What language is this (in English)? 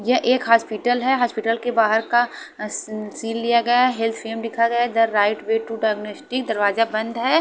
Hindi